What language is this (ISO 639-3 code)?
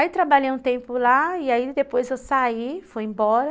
por